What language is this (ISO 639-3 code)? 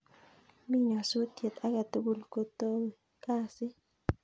kln